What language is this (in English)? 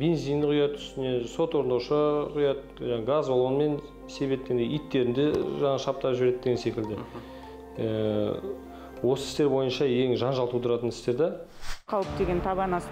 Russian